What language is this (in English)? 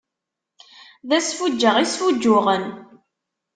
Kabyle